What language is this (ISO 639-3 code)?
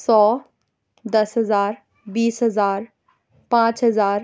urd